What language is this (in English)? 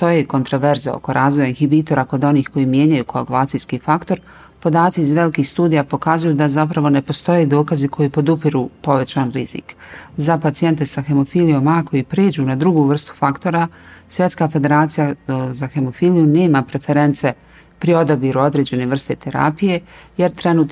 Croatian